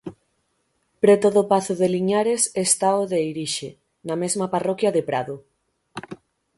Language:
Galician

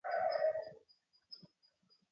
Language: Arabic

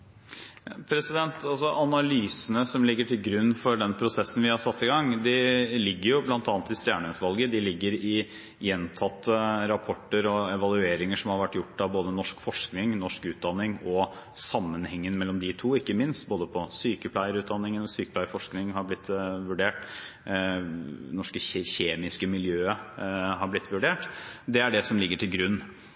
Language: Norwegian Bokmål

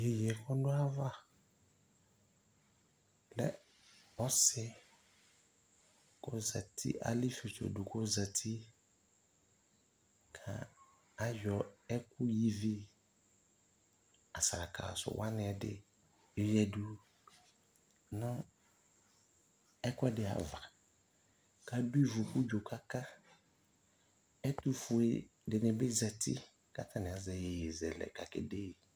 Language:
Ikposo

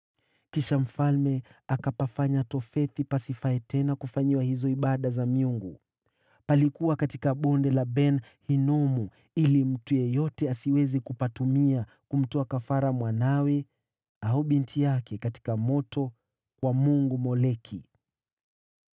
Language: Swahili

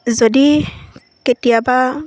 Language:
Assamese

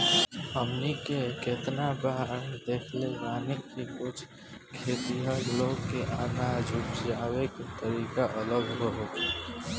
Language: Bhojpuri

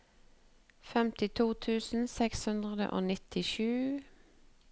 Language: Norwegian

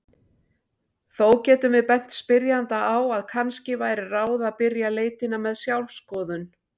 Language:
Icelandic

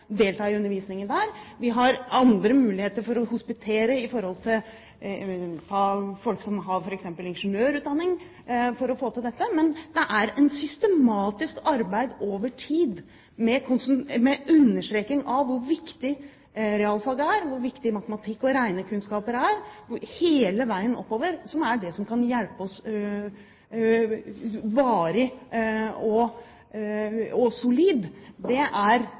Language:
Norwegian Bokmål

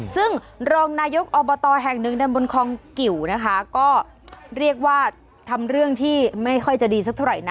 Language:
Thai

